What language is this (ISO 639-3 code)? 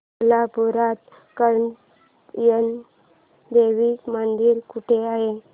mar